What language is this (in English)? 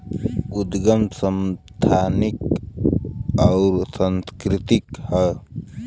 Bhojpuri